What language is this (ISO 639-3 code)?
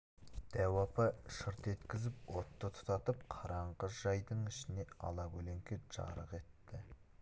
kaz